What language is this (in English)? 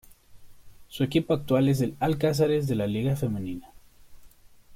Spanish